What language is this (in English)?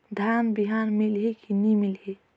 Chhattisgarhi